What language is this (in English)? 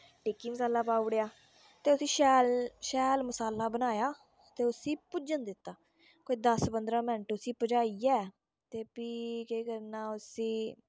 Dogri